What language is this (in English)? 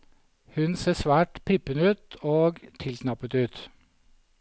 Norwegian